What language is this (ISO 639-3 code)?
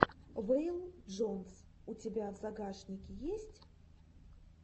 rus